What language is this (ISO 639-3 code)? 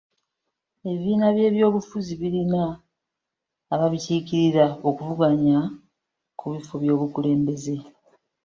lug